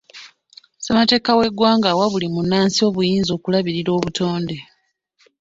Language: Ganda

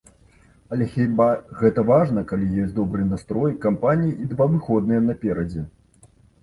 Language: Belarusian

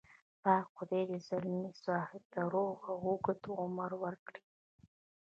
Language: Pashto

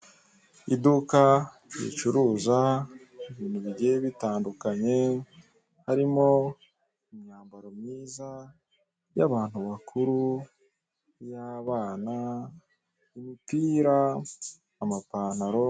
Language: Kinyarwanda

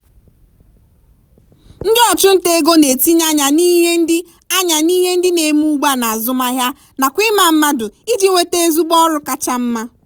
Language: Igbo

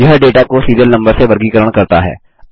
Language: Hindi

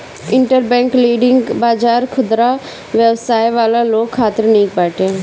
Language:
Bhojpuri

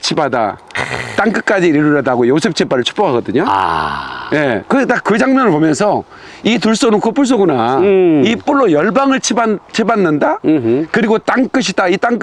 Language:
Korean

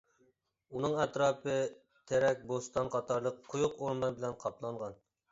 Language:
Uyghur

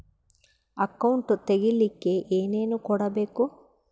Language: Kannada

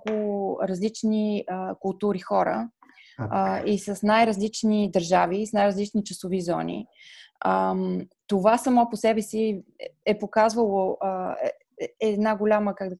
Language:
Bulgarian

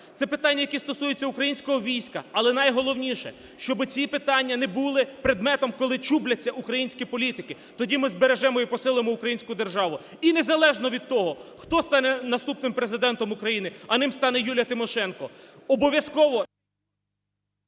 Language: Ukrainian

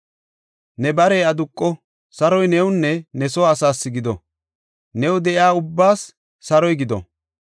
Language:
Gofa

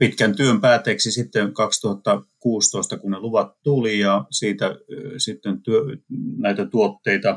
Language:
Finnish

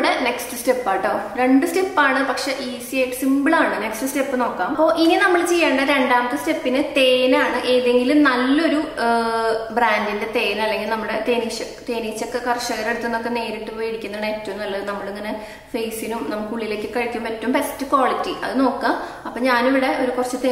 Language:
Malayalam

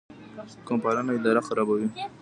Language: Pashto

